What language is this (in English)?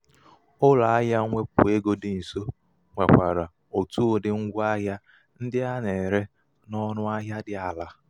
Igbo